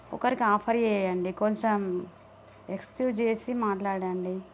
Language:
Telugu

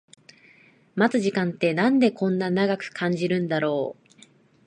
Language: Japanese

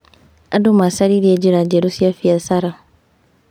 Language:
Kikuyu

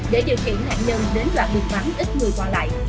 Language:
Vietnamese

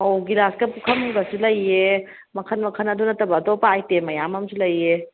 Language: Manipuri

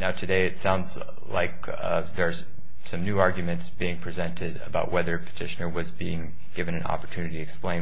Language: English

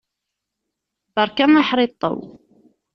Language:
Kabyle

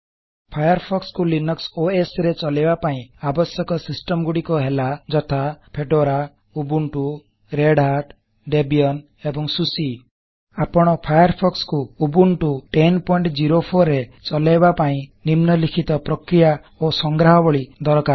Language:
Odia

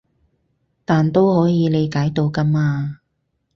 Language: Cantonese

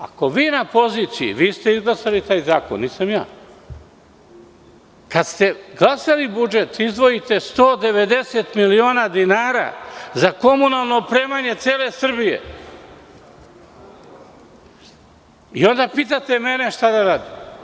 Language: Serbian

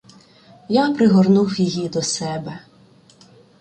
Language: Ukrainian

